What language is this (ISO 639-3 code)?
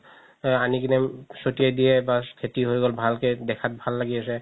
asm